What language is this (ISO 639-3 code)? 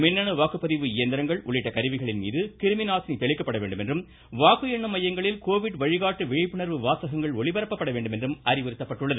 tam